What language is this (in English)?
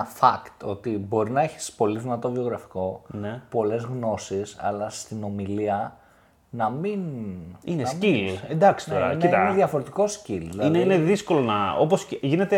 Greek